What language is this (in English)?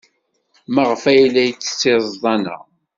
Kabyle